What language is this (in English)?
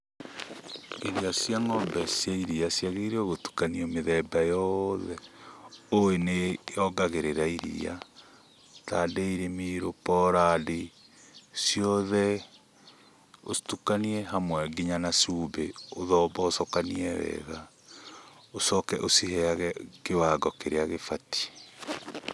Kikuyu